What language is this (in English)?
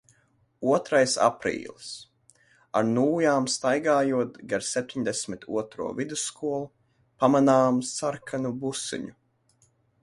Latvian